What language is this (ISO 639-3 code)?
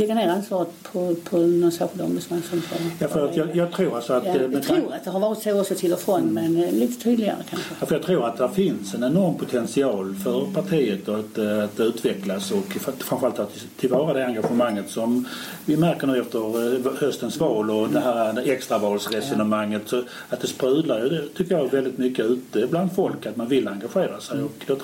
swe